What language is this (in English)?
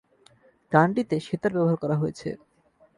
Bangla